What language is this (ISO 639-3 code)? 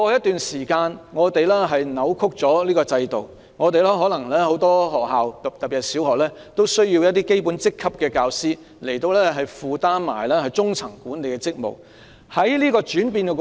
yue